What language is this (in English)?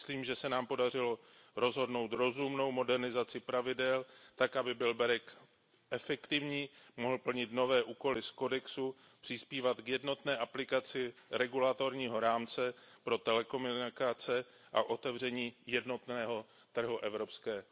Czech